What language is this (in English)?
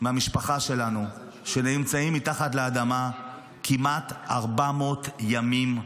Hebrew